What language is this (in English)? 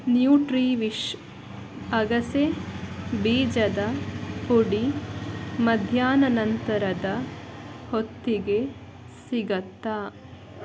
Kannada